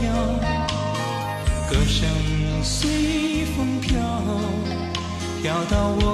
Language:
Chinese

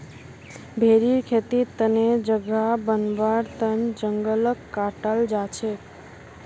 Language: Magahi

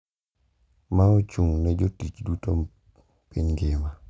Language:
Luo (Kenya and Tanzania)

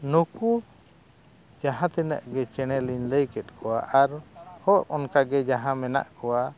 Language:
Santali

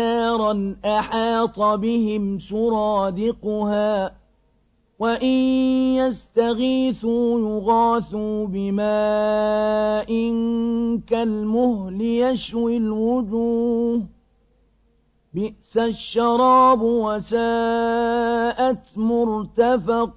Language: Arabic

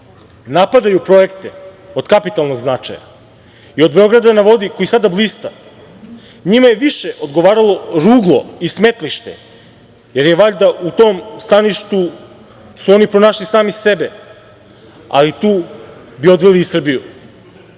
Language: Serbian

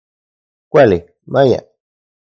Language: Central Puebla Nahuatl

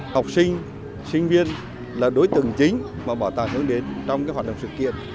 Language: Vietnamese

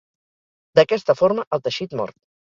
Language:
Catalan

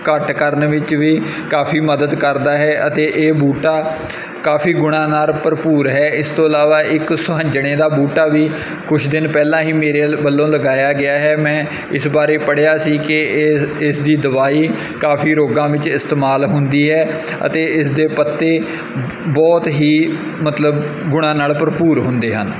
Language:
Punjabi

